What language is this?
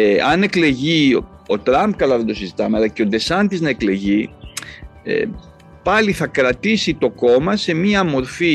Greek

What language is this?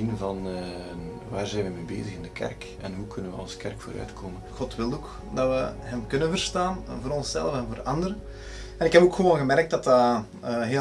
Dutch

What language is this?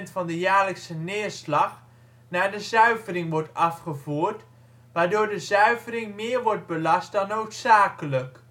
Dutch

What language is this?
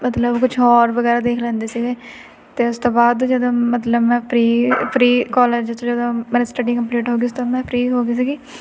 Punjabi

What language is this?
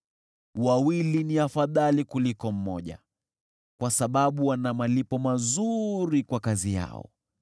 Swahili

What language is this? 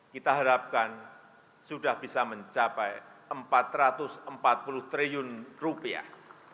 Indonesian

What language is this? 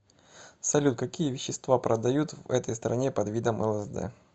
Russian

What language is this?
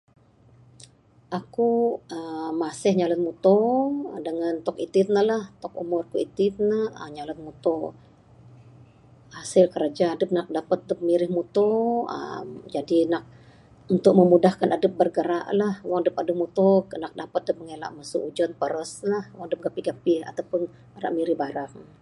Bukar-Sadung Bidayuh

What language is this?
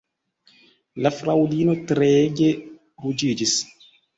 Esperanto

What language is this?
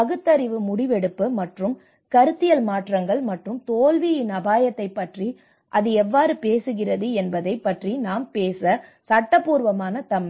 Tamil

